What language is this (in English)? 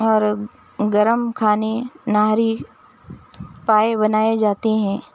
Urdu